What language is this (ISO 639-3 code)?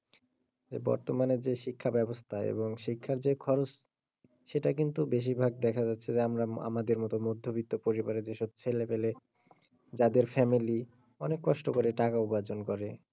ben